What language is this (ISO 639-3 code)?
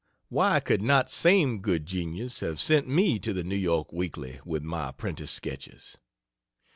eng